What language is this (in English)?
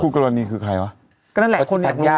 Thai